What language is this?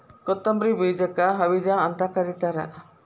Kannada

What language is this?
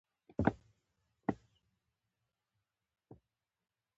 Pashto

